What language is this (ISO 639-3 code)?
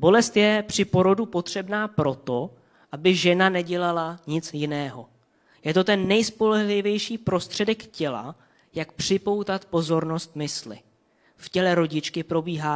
ces